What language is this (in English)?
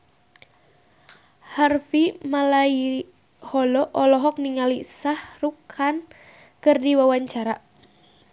Sundanese